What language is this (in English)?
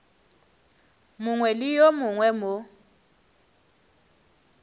Northern Sotho